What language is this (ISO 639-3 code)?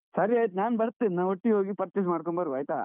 kan